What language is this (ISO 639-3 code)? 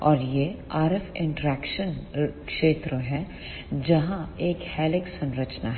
hin